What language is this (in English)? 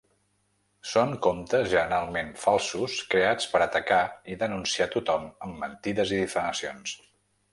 Catalan